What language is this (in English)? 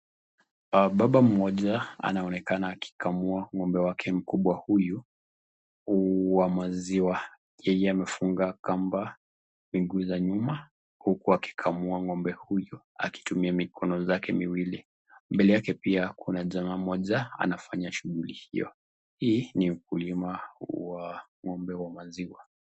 Swahili